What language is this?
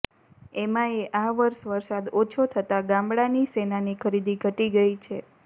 Gujarati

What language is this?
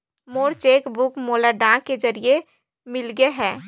Chhattisgarhi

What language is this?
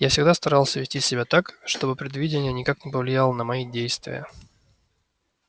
Russian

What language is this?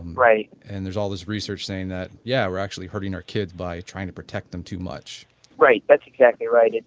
English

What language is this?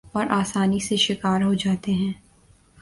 Urdu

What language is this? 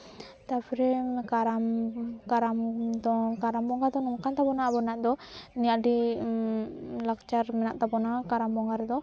Santali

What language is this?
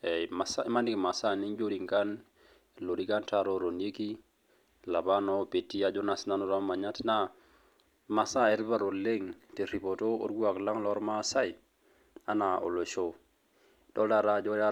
Masai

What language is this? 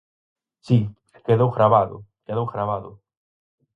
Galician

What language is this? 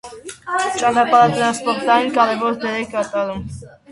Armenian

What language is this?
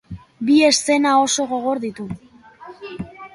Basque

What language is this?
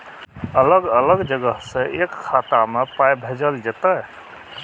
Maithili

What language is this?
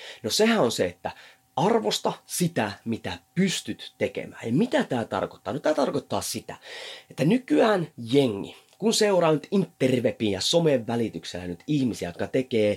Finnish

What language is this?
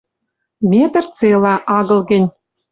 Western Mari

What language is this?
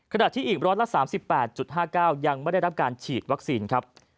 Thai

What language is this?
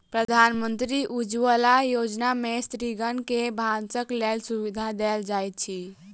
Maithili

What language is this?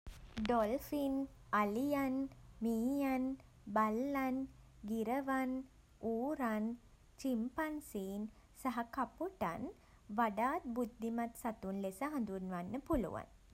Sinhala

